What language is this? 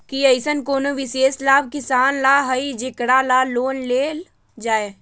Magahi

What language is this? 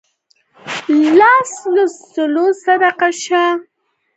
Pashto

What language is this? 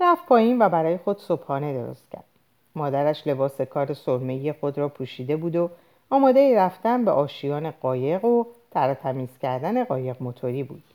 Persian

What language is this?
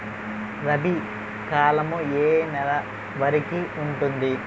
Telugu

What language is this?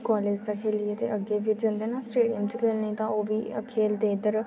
Dogri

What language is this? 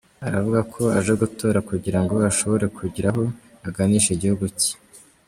Kinyarwanda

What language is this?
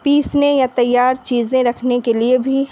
Urdu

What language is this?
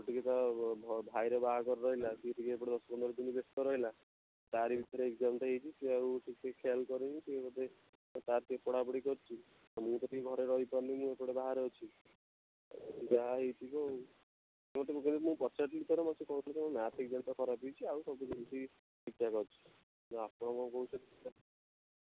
Odia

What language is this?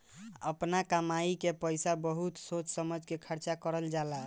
Bhojpuri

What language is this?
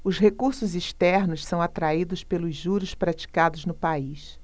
Portuguese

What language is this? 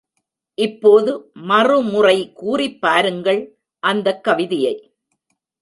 Tamil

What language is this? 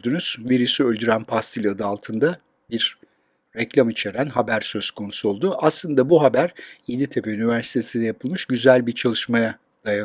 Turkish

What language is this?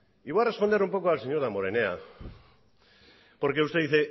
Spanish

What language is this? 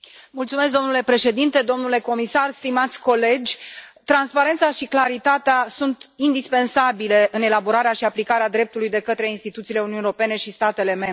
Romanian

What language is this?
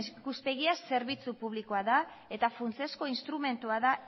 Basque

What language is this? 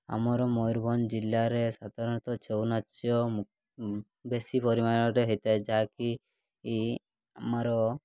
Odia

